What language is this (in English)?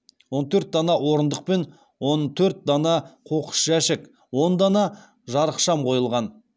Kazakh